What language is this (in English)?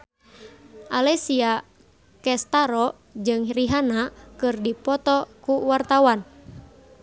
Sundanese